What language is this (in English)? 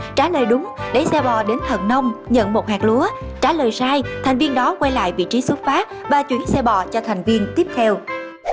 Vietnamese